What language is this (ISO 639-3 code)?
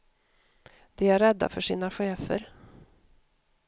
swe